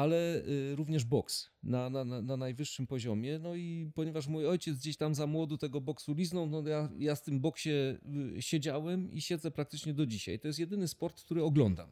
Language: Polish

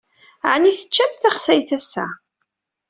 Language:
Kabyle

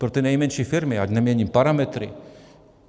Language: Czech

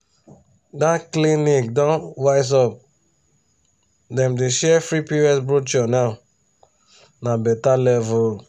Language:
Nigerian Pidgin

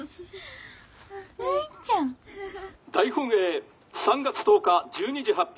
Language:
Japanese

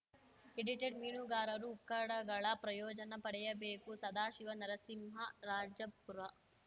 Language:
Kannada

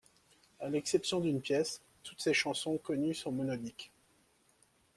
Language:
French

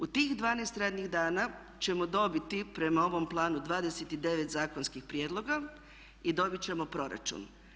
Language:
Croatian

